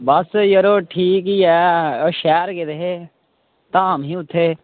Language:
Dogri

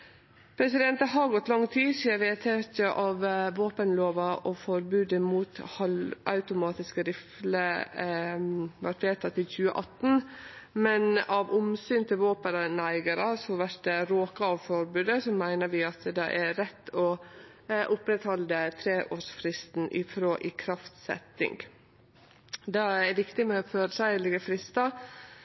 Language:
Norwegian Nynorsk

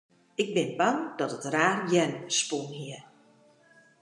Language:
Western Frisian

